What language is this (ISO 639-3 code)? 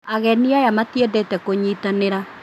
kik